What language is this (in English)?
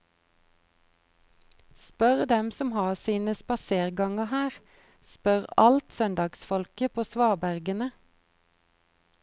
Norwegian